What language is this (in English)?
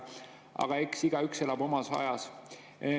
Estonian